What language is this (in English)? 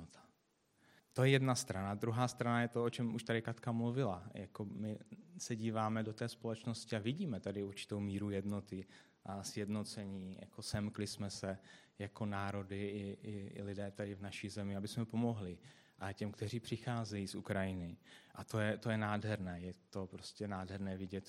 Czech